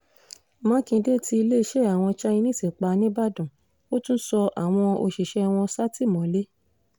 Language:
Yoruba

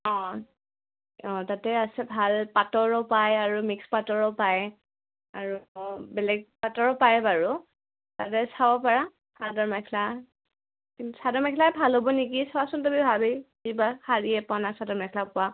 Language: Assamese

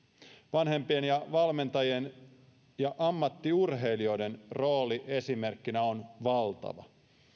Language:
Finnish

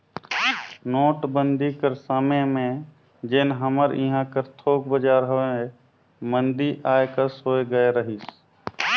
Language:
Chhattisgarhi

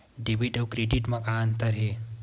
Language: Chhattisgarhi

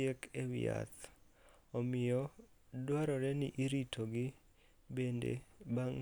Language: Luo (Kenya and Tanzania)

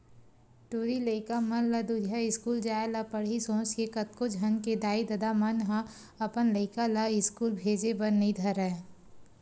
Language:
Chhattisgarhi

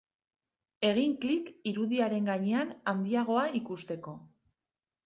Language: Basque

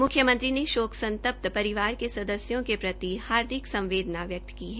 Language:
Hindi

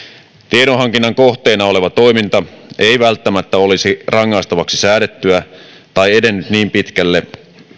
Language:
Finnish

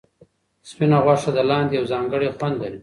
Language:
Pashto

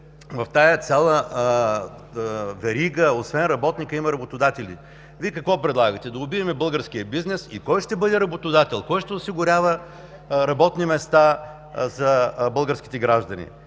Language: Bulgarian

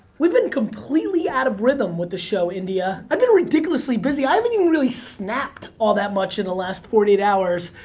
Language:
English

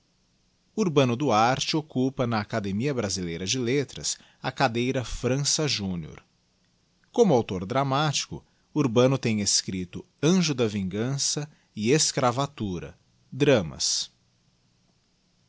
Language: Portuguese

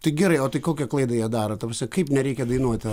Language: Lithuanian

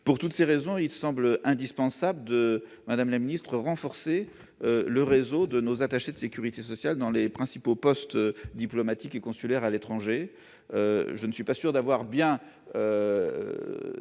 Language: French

